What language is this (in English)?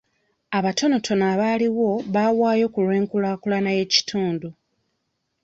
Ganda